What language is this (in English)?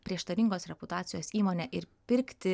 Lithuanian